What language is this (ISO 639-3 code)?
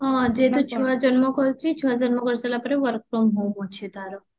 ori